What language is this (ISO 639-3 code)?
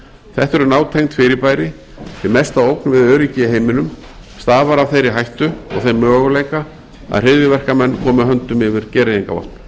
isl